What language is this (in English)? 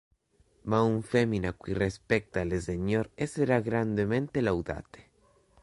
Interlingua